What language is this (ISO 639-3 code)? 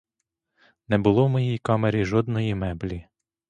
ukr